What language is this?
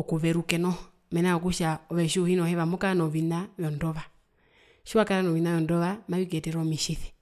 Herero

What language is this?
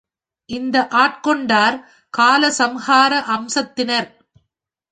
Tamil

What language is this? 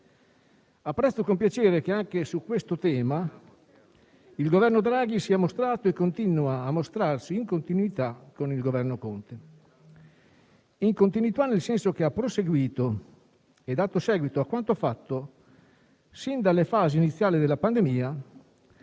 Italian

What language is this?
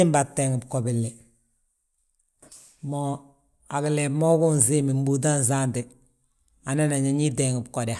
Balanta-Ganja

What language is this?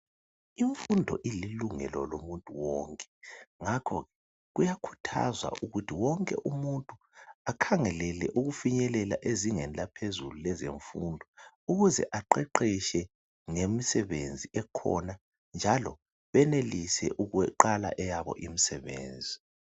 North Ndebele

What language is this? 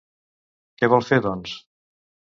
Catalan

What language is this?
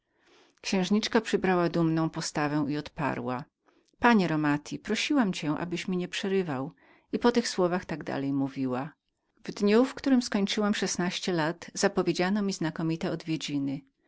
Polish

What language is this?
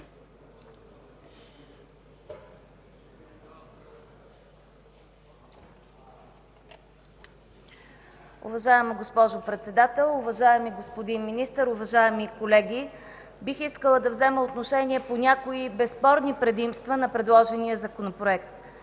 Bulgarian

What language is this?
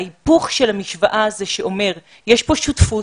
Hebrew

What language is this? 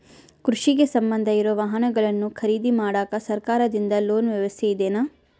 Kannada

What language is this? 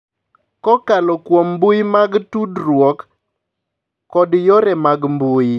Luo (Kenya and Tanzania)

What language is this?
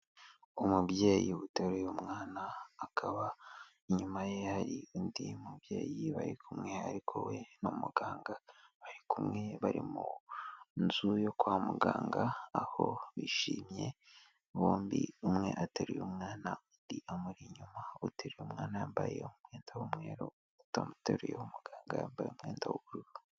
Kinyarwanda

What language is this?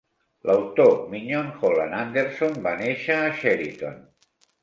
Catalan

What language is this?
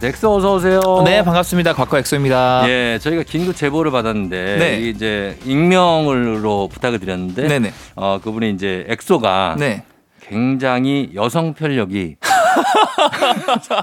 Korean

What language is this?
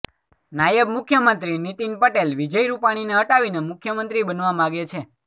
Gujarati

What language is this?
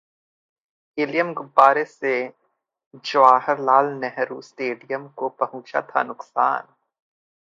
Hindi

